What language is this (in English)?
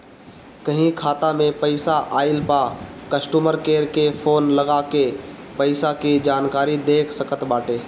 Bhojpuri